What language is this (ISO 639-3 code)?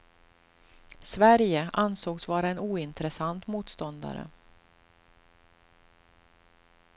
swe